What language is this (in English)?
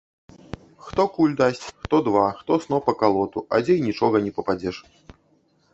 Belarusian